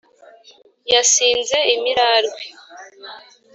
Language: Kinyarwanda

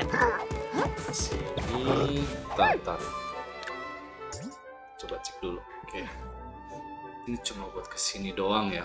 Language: Indonesian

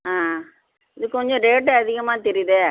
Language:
Tamil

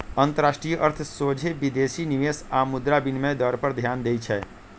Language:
Magahi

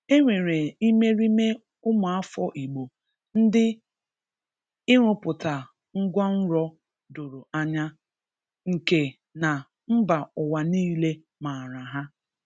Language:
Igbo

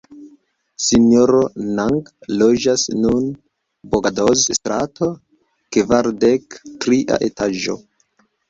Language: Esperanto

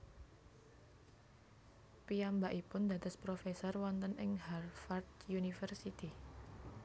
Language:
Javanese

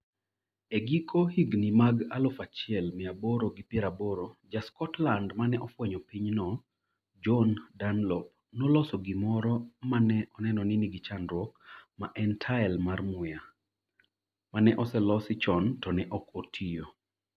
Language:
Luo (Kenya and Tanzania)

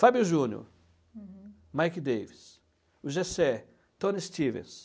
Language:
Portuguese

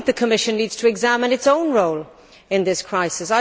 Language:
English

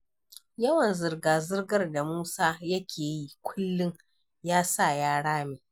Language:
Hausa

